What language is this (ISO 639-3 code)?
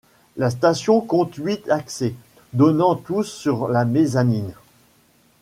fra